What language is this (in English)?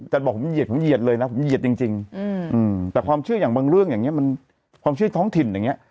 Thai